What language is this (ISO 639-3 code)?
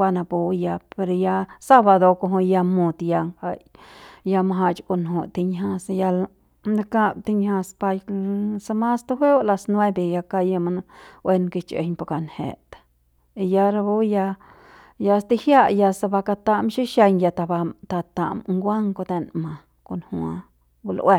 pbs